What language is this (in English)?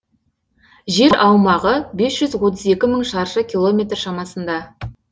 Kazakh